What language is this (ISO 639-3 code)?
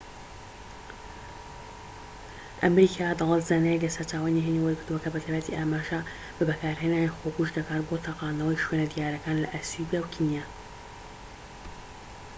ckb